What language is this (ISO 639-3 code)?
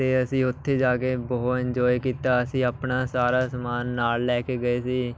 pan